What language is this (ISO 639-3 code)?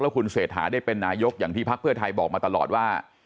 tha